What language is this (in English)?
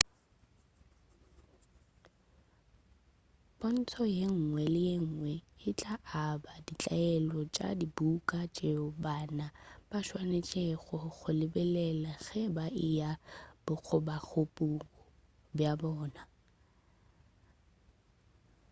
Northern Sotho